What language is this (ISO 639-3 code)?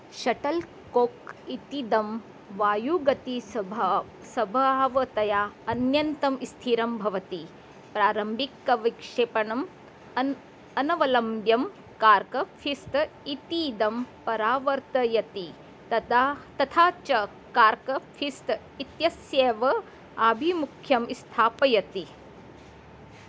san